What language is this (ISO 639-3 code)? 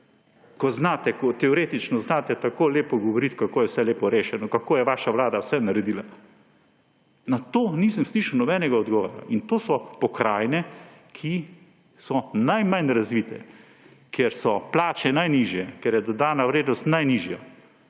slv